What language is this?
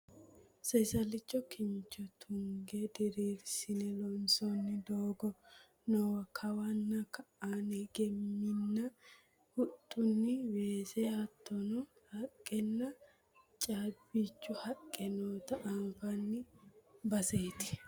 Sidamo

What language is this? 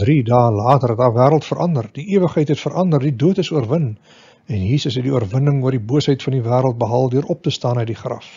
Dutch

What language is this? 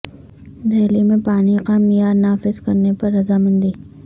Urdu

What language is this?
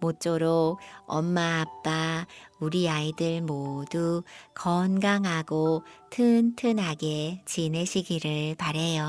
Korean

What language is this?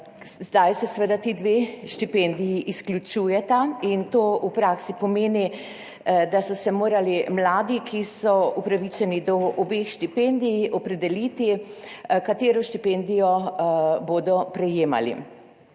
Slovenian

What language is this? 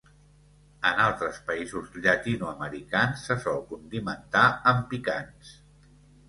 Catalan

